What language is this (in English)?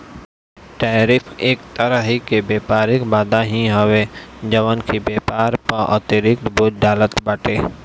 Bhojpuri